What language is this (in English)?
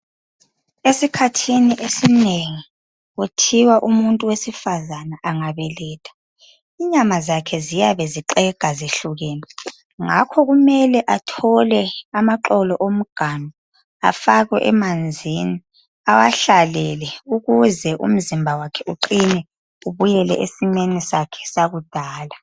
North Ndebele